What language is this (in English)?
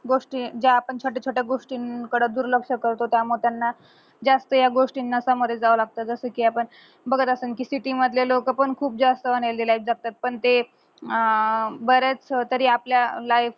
Marathi